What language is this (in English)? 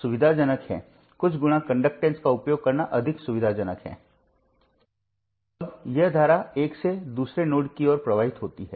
Hindi